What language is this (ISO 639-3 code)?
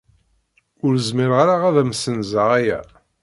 kab